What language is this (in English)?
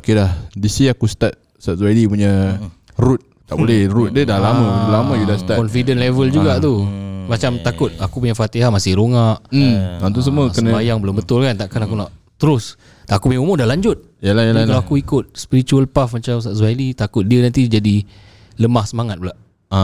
Malay